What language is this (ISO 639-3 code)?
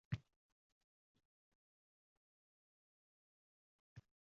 uzb